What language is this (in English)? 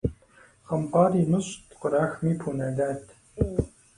Kabardian